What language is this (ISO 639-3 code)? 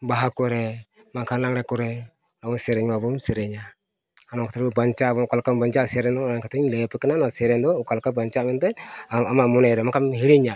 sat